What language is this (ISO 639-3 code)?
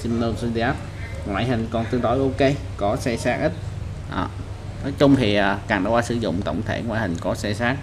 vie